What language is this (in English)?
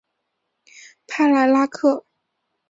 Chinese